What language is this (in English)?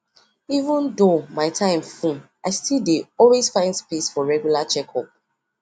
Nigerian Pidgin